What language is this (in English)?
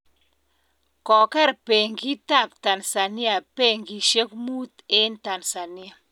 Kalenjin